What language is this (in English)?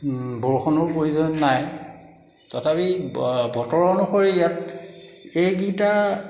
Assamese